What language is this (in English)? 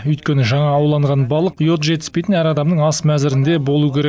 Kazakh